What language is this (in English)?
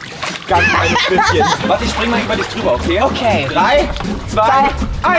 German